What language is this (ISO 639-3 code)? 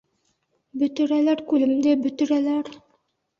bak